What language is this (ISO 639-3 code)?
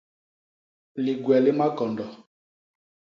bas